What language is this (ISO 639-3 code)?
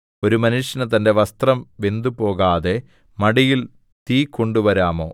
mal